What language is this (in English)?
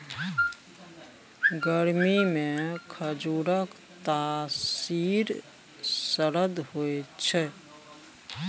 Maithili